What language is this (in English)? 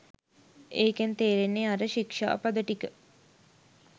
Sinhala